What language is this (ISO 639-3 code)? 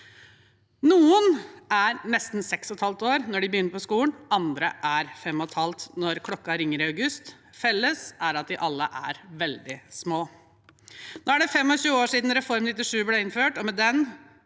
nor